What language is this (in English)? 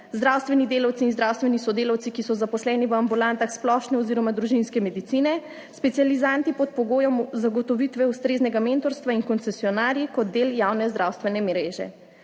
Slovenian